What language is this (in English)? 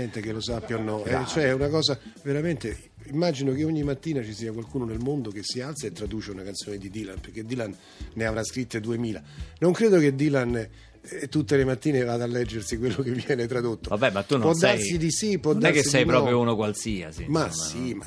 Italian